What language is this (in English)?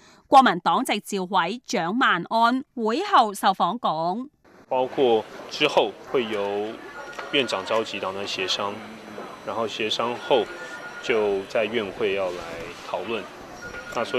Chinese